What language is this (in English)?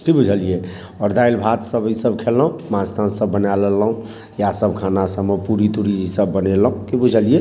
Maithili